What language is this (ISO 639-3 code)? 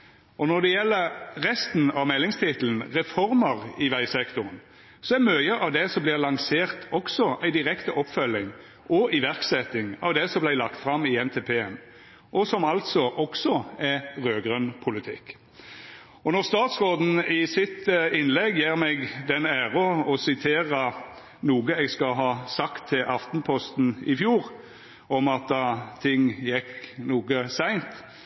nno